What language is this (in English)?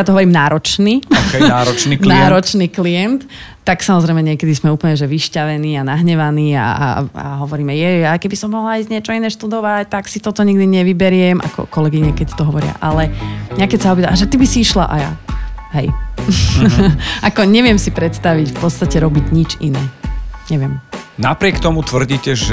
Slovak